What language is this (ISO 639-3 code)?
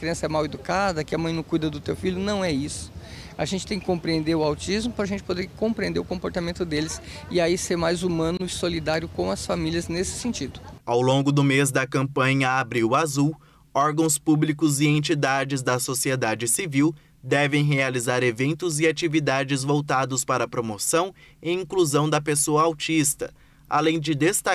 por